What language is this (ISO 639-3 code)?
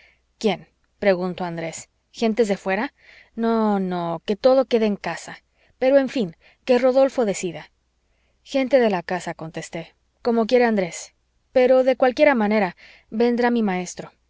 spa